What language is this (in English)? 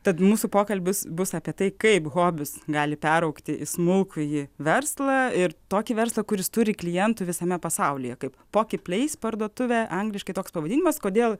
Lithuanian